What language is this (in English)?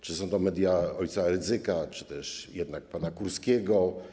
Polish